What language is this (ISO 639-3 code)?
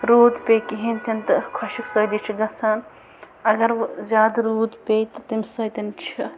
kas